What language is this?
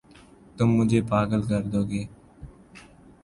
Urdu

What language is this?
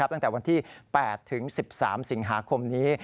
Thai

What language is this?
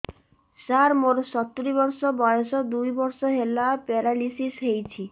Odia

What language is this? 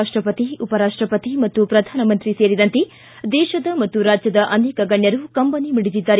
Kannada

